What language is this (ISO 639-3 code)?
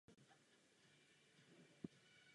ces